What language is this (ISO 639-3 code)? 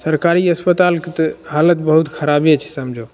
mai